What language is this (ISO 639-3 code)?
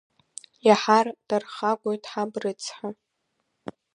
abk